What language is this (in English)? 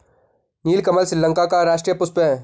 Hindi